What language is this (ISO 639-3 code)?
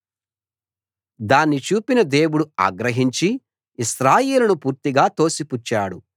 tel